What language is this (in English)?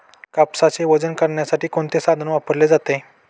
Marathi